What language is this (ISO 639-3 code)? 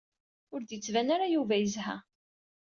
kab